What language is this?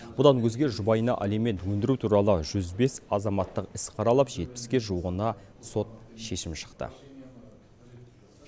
Kazakh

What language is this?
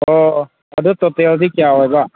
Manipuri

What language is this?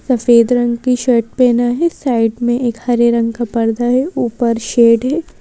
Hindi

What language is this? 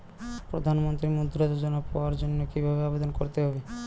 Bangla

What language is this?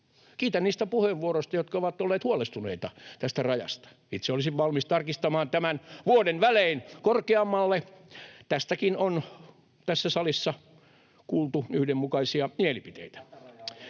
Finnish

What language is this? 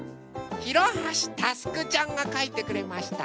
Japanese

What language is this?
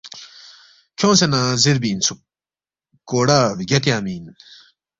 Balti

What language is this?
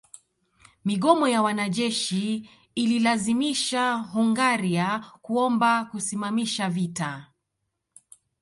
Swahili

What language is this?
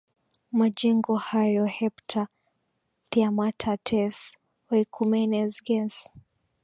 Swahili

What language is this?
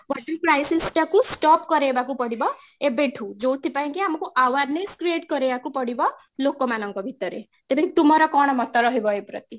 Odia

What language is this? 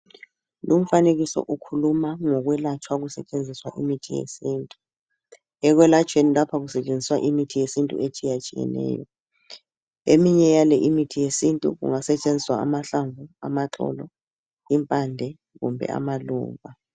North Ndebele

